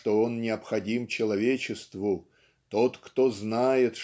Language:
Russian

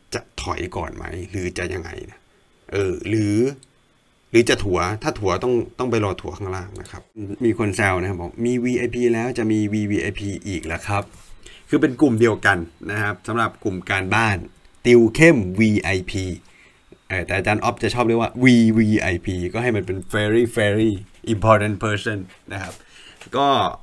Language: Thai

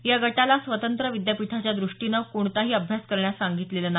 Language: Marathi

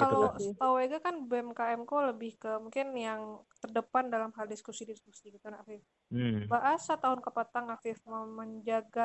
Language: Indonesian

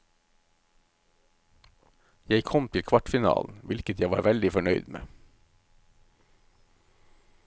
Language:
Norwegian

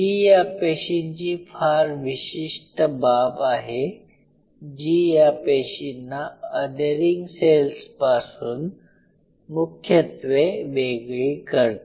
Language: Marathi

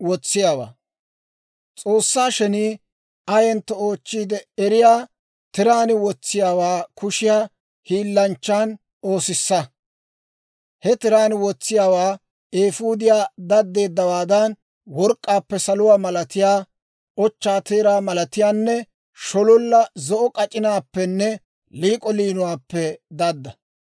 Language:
Dawro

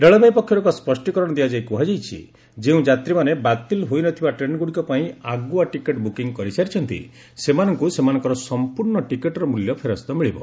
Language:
Odia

